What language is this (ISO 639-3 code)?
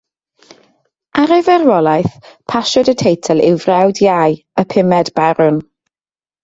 cym